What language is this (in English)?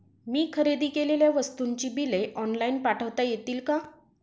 Marathi